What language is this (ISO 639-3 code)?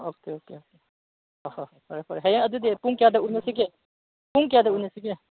mni